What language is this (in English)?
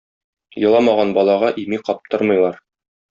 Tatar